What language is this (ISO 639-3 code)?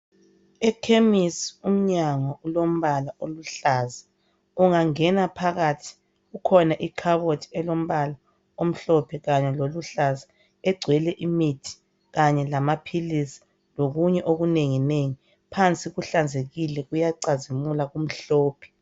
nde